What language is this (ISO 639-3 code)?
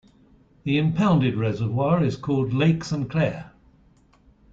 eng